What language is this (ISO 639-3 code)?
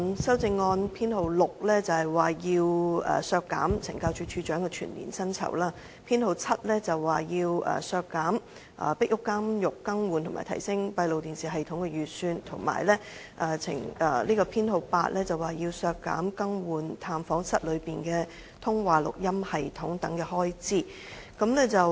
yue